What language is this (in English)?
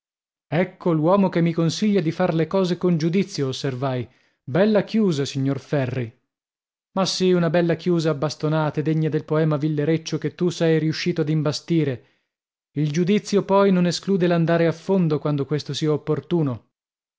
Italian